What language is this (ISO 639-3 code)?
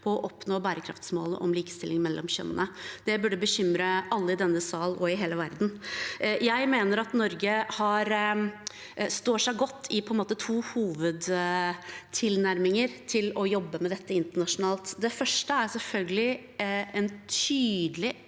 nor